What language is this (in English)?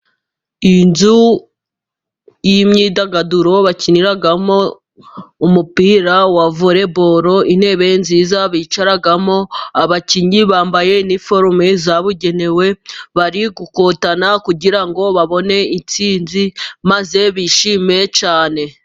Kinyarwanda